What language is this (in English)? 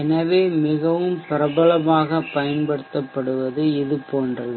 Tamil